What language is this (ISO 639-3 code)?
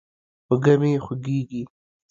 pus